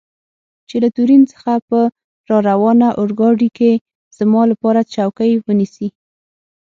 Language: Pashto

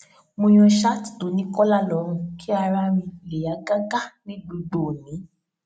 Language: Yoruba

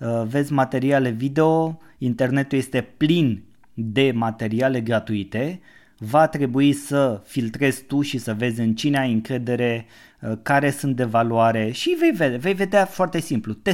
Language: Romanian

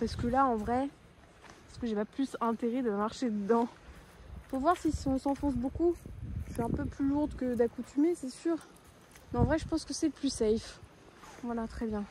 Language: French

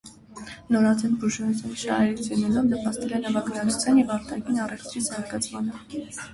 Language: Armenian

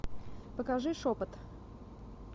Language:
Russian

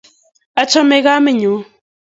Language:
Kalenjin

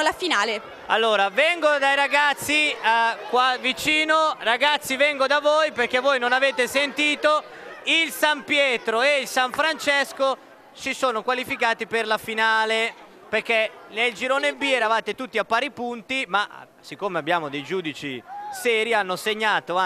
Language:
Italian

